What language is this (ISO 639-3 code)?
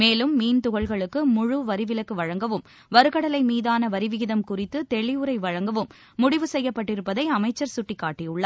tam